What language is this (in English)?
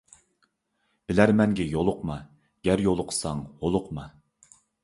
Uyghur